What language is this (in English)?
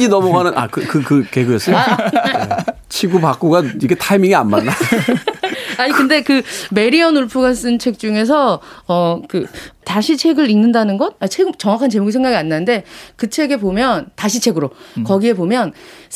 Korean